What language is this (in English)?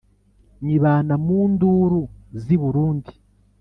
Kinyarwanda